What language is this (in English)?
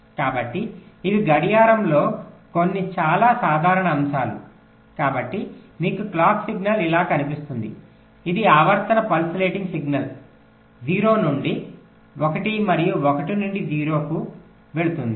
Telugu